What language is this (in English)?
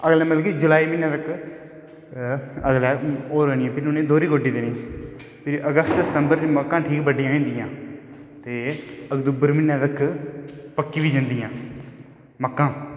Dogri